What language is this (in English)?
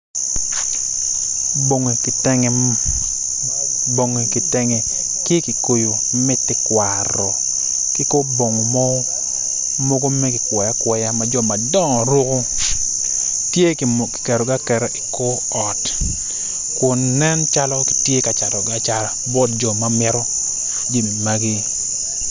Acoli